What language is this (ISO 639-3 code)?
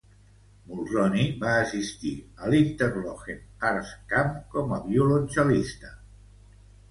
cat